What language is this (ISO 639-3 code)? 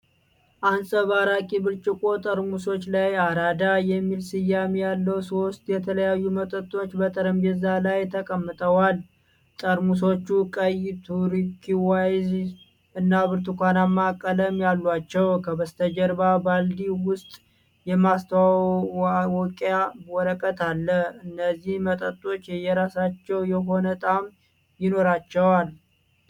amh